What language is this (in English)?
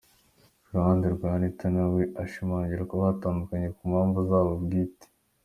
Kinyarwanda